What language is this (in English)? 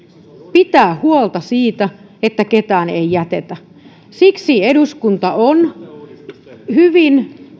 Finnish